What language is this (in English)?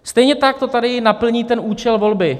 Czech